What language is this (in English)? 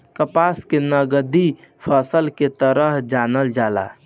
Bhojpuri